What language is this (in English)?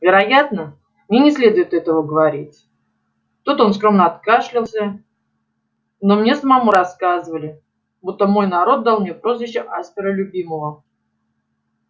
Russian